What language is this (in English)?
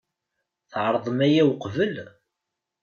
Kabyle